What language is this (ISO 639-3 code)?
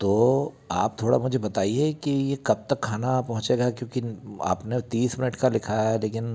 hin